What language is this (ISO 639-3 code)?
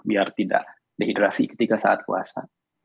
ind